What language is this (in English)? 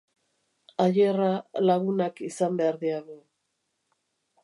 Basque